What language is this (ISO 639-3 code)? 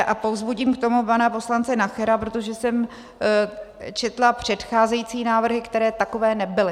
ces